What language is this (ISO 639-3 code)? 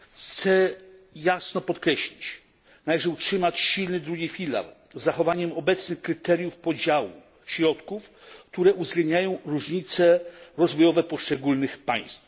pol